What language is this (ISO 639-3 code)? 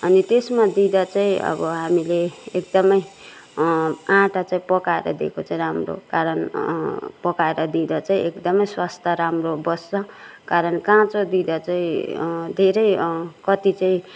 nep